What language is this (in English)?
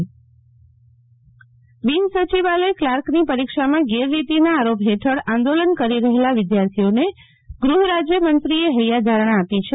Gujarati